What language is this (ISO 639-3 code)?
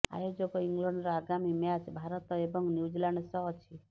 ori